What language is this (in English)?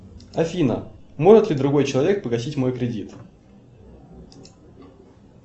Russian